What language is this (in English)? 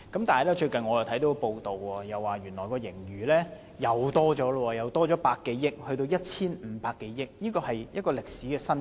Cantonese